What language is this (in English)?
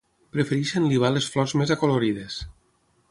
Catalan